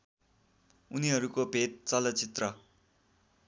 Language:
Nepali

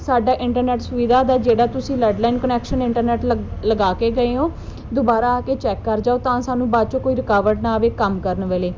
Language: Punjabi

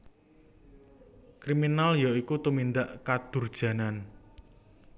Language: Javanese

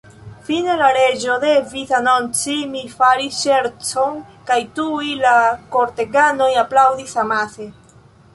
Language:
Esperanto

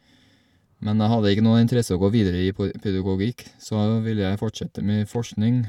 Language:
Norwegian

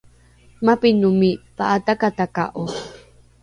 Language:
Rukai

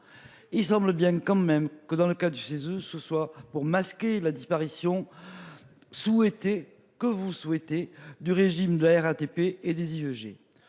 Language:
French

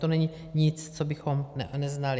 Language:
Czech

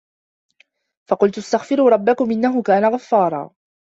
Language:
Arabic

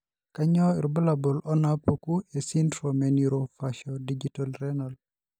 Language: Masai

